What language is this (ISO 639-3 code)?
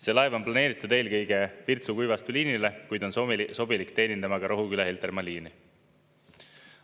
est